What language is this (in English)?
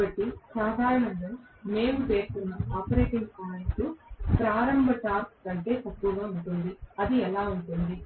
Telugu